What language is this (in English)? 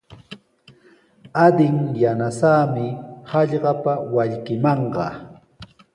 Sihuas Ancash Quechua